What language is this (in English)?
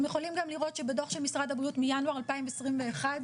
Hebrew